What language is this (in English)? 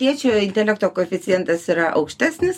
Lithuanian